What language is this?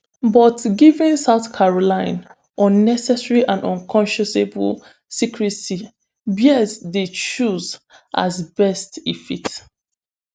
Nigerian Pidgin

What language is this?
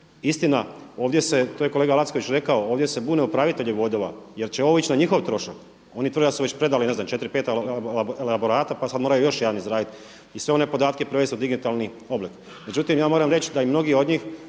Croatian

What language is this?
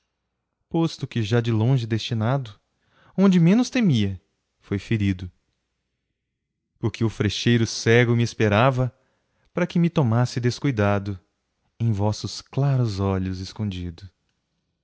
Portuguese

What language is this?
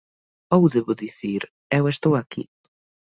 Galician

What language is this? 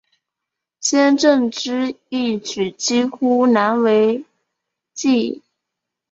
Chinese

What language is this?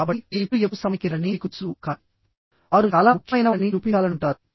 Telugu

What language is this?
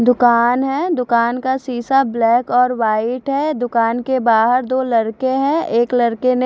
Hindi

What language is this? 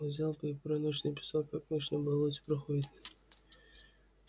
Russian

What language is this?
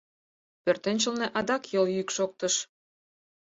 Mari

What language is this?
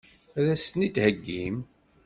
Kabyle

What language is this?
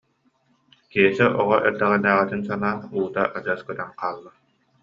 Yakut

